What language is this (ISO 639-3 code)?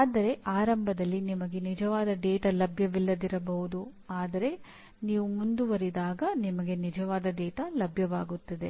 kan